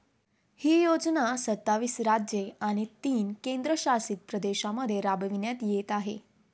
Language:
Marathi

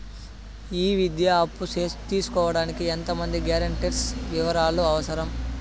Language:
Telugu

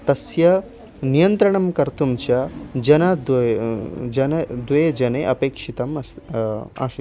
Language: Sanskrit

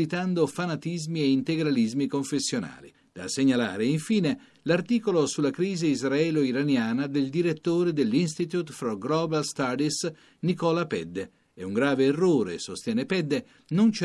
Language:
Italian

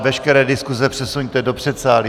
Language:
Czech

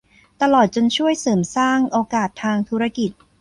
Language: Thai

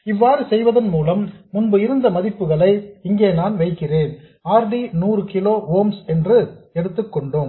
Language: Tamil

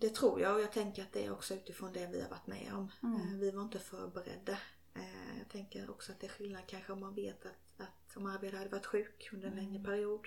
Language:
Swedish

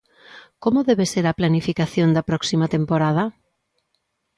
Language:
Galician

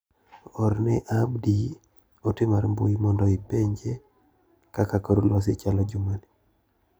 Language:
Luo (Kenya and Tanzania)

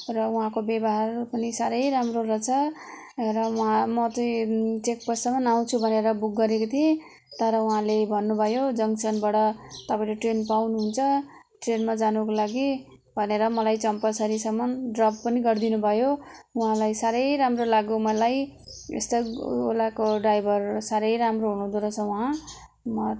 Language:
Nepali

